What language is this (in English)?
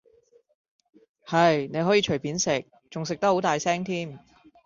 Cantonese